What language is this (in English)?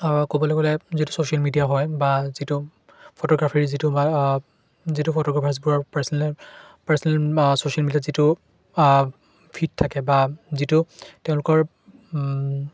Assamese